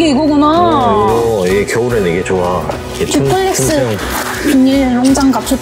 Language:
Korean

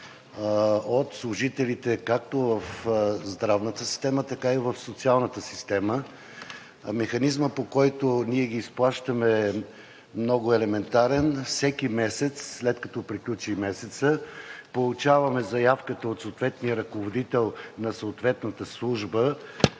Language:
Bulgarian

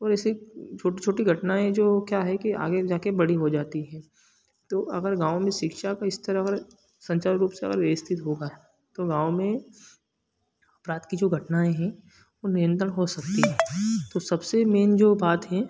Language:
Hindi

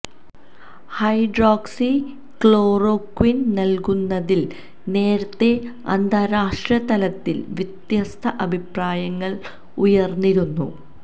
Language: Malayalam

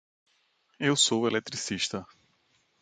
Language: Portuguese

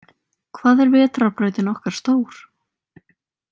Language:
Icelandic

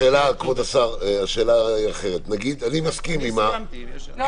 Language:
Hebrew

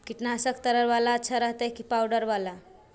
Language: Magahi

